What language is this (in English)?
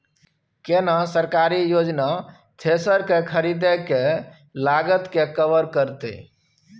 Maithili